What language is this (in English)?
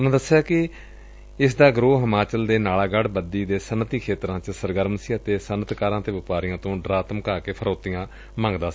Punjabi